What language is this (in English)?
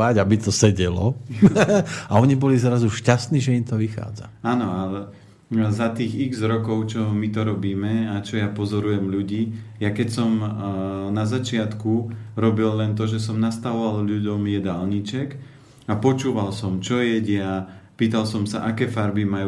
Slovak